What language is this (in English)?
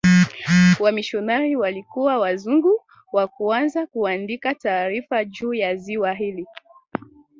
Swahili